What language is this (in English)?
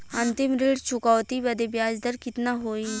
Bhojpuri